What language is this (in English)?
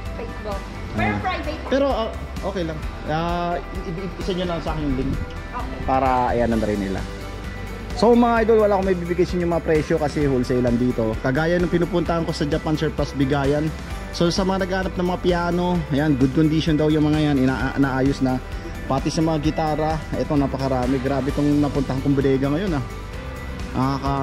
Filipino